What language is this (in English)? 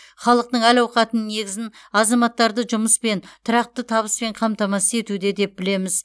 Kazakh